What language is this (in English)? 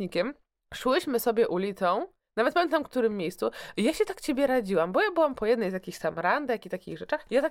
Polish